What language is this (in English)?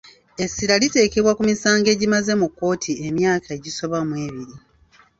Ganda